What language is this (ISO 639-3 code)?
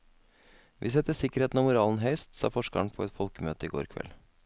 nor